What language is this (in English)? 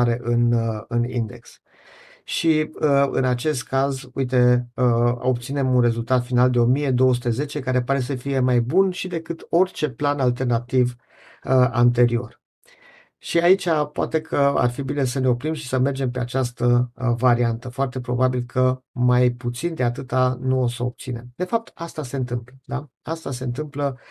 Romanian